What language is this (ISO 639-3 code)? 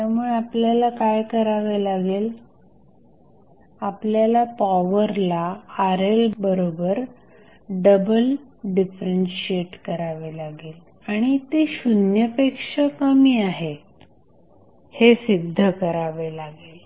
mar